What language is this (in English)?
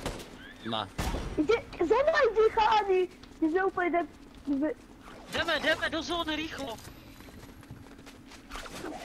Czech